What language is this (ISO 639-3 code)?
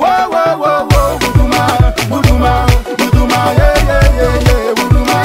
ron